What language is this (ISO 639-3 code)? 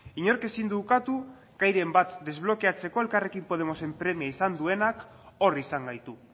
eus